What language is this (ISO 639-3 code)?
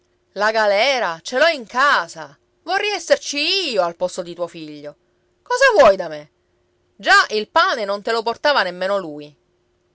ita